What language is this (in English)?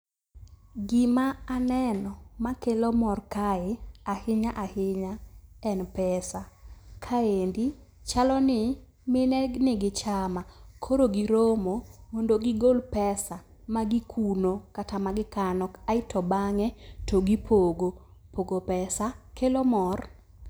Luo (Kenya and Tanzania)